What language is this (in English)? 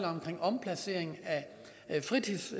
Danish